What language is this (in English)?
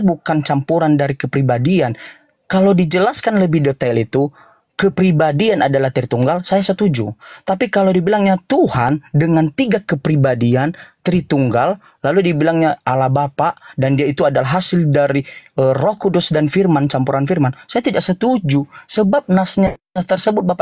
Indonesian